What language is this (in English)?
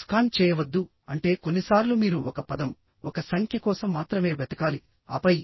Telugu